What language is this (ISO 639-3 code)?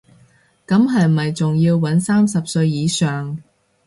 yue